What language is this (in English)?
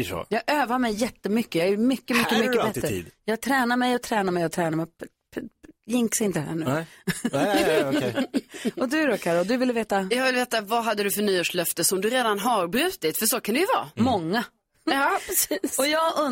Swedish